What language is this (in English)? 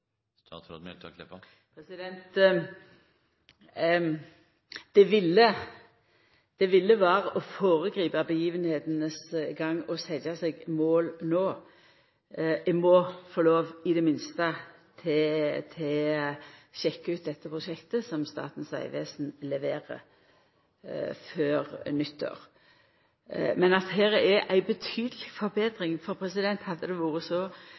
Norwegian Nynorsk